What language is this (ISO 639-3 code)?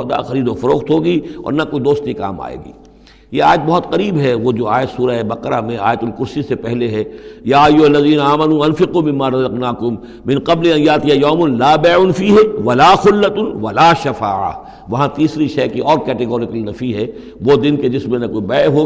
urd